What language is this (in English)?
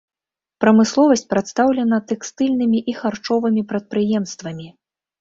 Belarusian